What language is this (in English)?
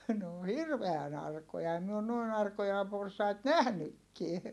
Finnish